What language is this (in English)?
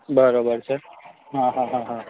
Gujarati